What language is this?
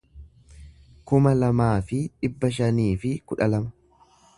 Oromo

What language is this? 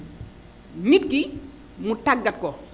Wolof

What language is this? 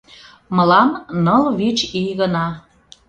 Mari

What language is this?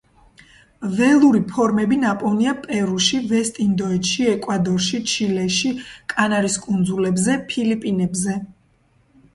Georgian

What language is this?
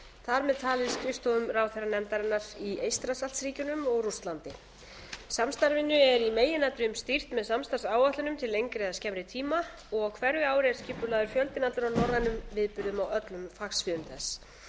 Icelandic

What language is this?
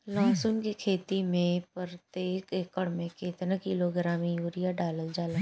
Bhojpuri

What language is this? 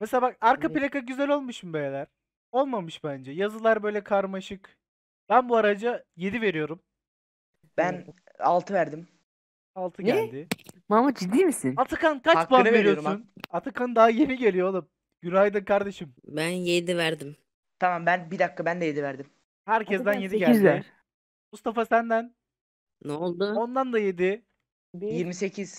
Turkish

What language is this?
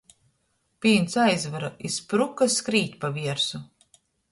Latgalian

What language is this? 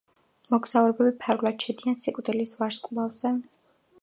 Georgian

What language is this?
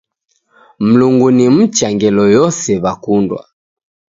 Taita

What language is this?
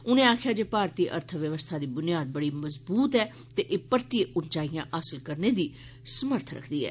Dogri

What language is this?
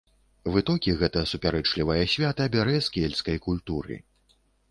Belarusian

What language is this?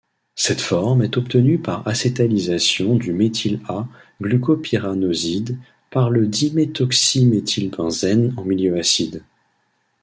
French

